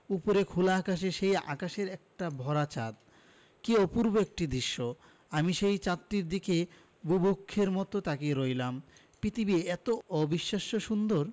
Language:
Bangla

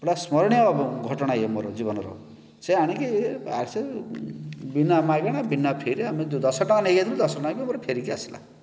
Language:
Odia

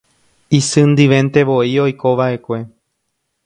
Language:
Guarani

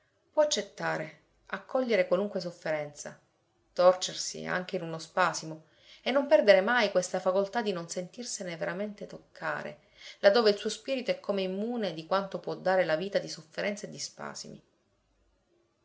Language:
Italian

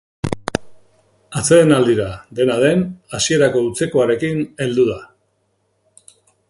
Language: Basque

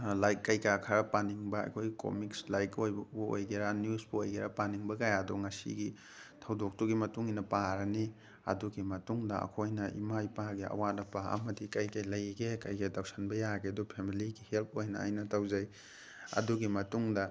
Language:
Manipuri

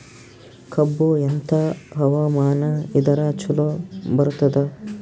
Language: Kannada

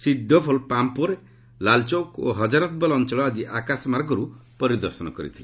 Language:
Odia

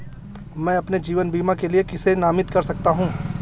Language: Hindi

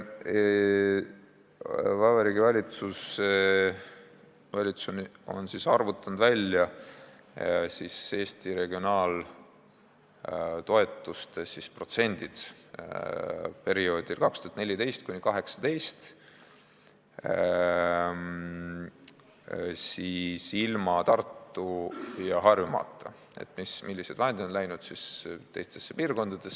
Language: Estonian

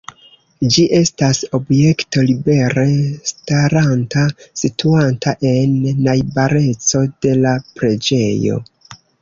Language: Esperanto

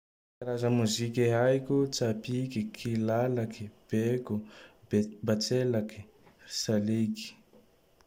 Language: Tandroy-Mahafaly Malagasy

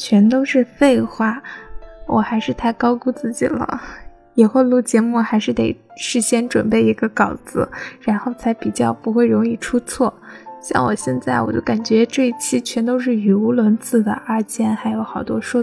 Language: Chinese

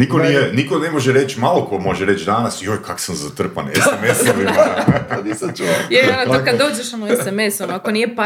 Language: Croatian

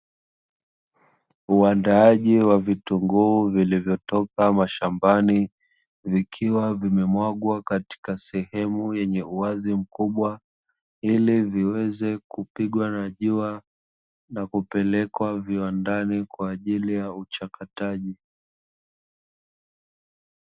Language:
Swahili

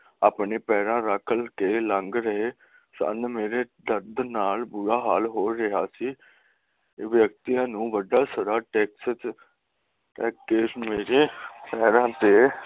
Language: Punjabi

